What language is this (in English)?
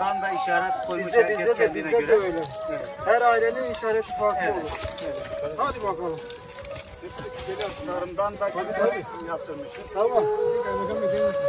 Turkish